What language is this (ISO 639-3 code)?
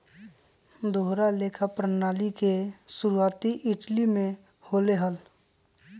mag